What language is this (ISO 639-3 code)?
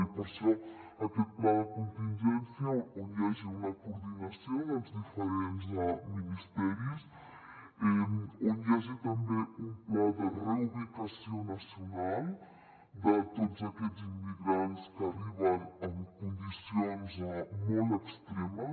cat